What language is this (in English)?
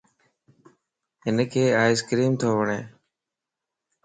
Lasi